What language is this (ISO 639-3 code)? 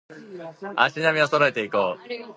jpn